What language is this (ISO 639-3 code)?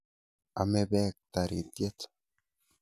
kln